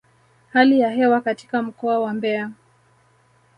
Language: Swahili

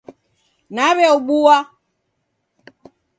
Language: Taita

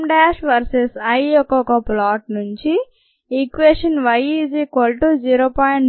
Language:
Telugu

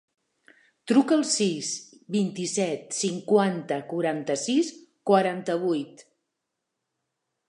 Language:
Catalan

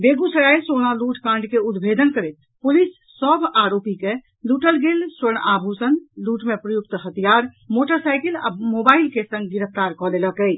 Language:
Maithili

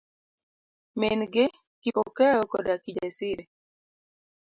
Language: Luo (Kenya and Tanzania)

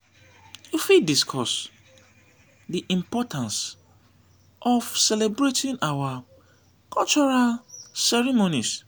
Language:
Nigerian Pidgin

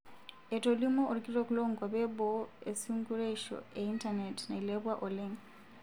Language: Masai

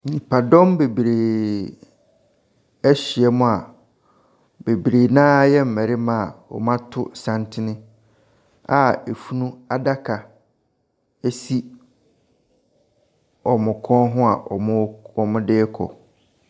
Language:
Akan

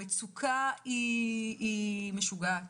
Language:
Hebrew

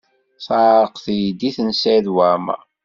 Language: Kabyle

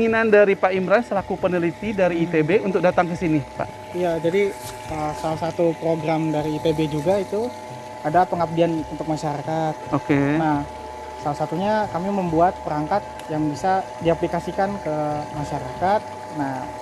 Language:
Indonesian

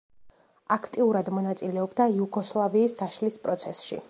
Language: Georgian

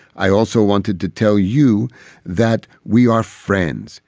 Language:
English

